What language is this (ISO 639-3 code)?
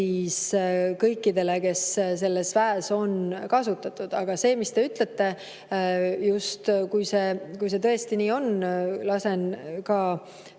est